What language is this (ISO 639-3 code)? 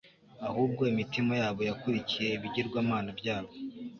kin